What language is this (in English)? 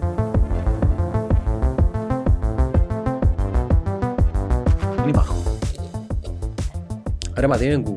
Greek